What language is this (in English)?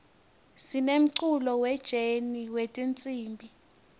Swati